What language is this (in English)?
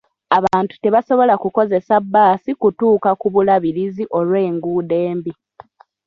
Ganda